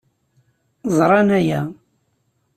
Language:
Kabyle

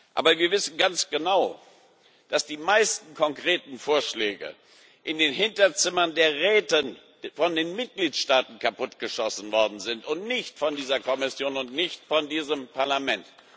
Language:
German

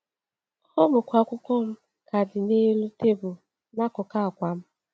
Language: Igbo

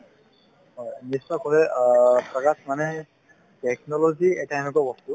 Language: Assamese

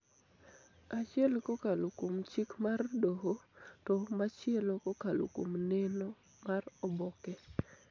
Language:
Luo (Kenya and Tanzania)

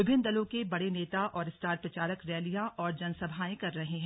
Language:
Hindi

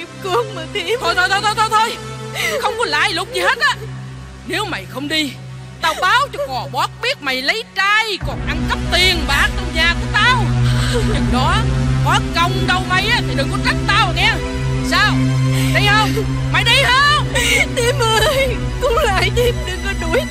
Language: Vietnamese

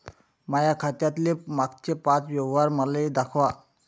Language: Marathi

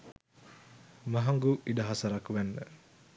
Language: Sinhala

